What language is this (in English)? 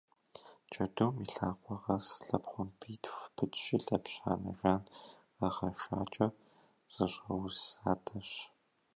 Kabardian